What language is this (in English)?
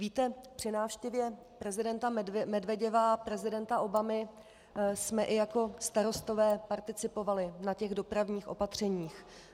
Czech